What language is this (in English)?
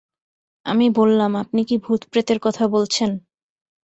Bangla